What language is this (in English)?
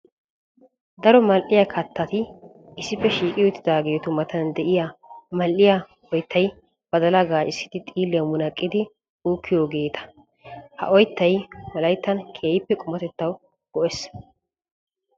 Wolaytta